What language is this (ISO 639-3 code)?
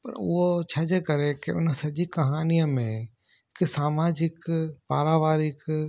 snd